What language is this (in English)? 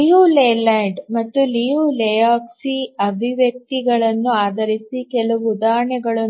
Kannada